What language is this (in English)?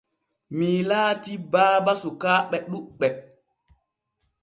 Borgu Fulfulde